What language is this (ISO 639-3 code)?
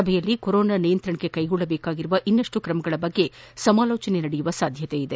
kan